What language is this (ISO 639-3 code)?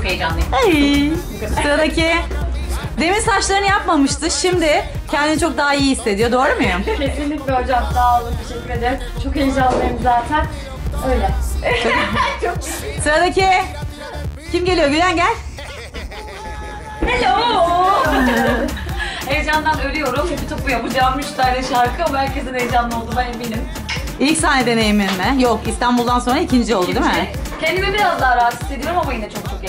tur